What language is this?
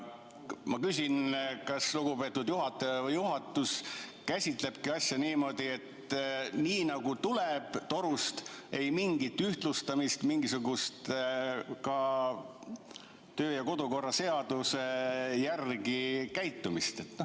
Estonian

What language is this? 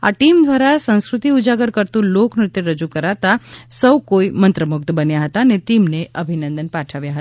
Gujarati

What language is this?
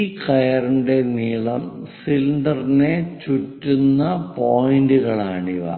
Malayalam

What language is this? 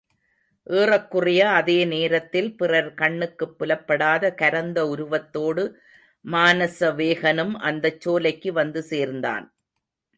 Tamil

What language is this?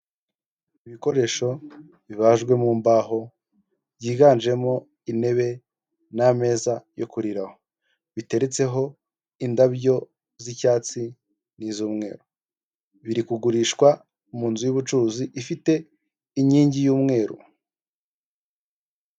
Kinyarwanda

